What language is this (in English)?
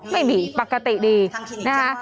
Thai